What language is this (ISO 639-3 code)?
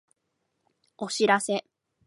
jpn